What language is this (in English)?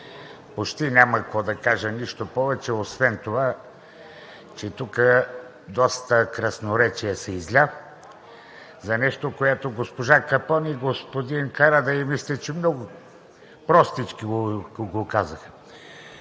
Bulgarian